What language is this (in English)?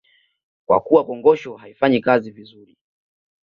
Swahili